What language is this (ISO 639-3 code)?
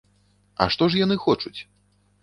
bel